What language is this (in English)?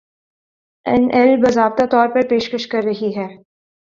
Urdu